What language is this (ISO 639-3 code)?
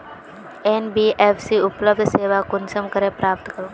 mag